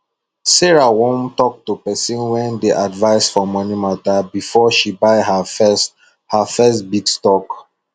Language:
Nigerian Pidgin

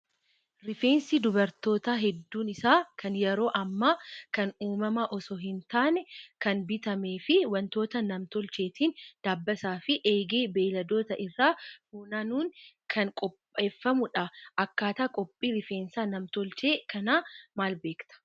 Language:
Oromo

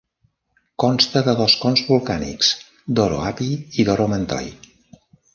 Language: Catalan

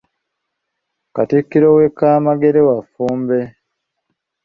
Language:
Ganda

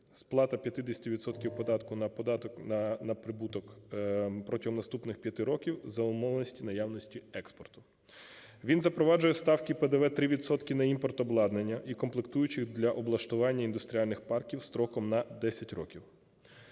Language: Ukrainian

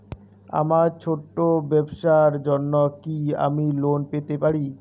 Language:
Bangla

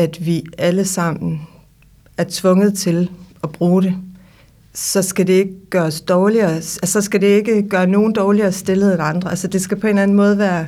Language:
Danish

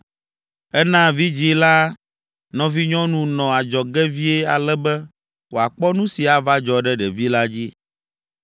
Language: Ewe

